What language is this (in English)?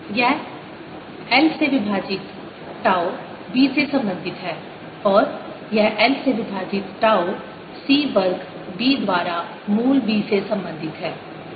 Hindi